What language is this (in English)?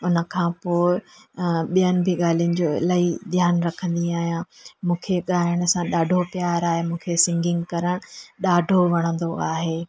Sindhi